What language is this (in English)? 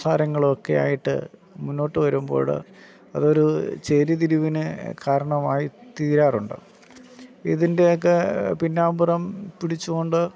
Malayalam